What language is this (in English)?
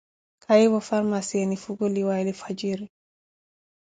Koti